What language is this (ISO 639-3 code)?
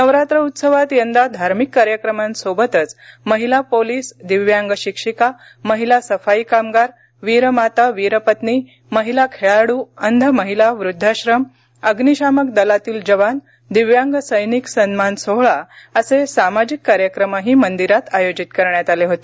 mar